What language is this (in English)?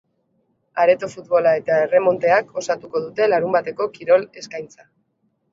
Basque